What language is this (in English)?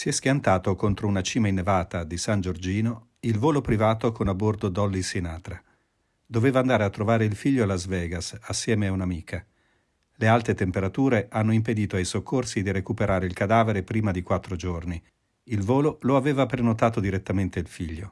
Italian